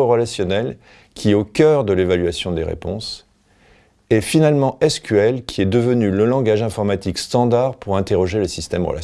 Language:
French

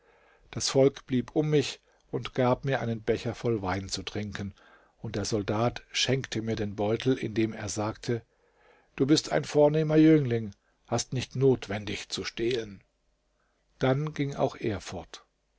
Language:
German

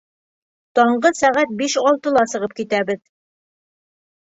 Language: Bashkir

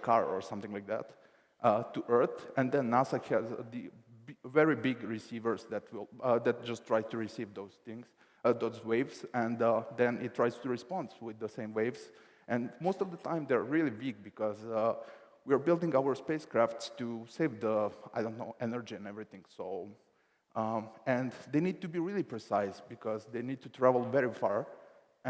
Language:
English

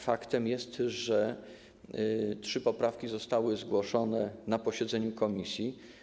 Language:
Polish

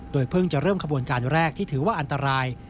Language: Thai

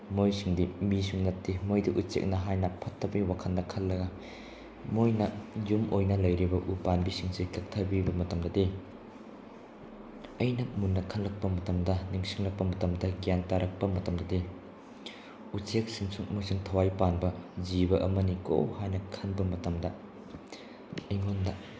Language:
Manipuri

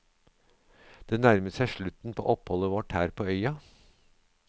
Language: Norwegian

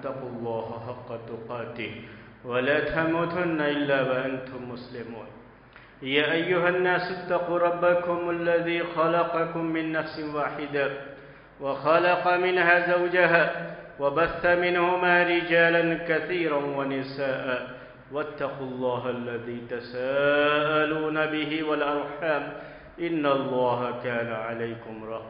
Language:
Arabic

